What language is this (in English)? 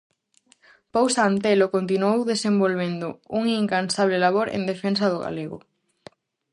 Galician